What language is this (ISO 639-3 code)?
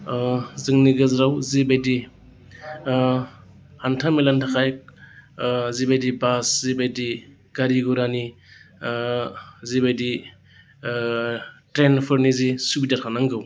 brx